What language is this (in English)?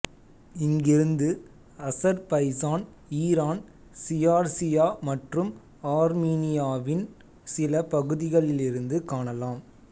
Tamil